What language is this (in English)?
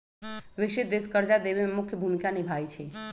Magahi